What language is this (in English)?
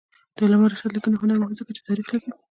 Pashto